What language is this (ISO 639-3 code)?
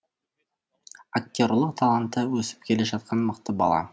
kaz